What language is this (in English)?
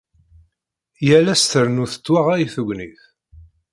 Kabyle